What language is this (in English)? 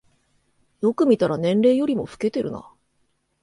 Japanese